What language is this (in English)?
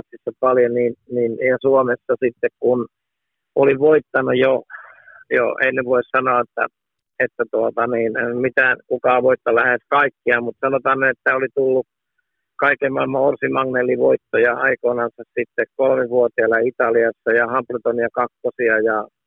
Finnish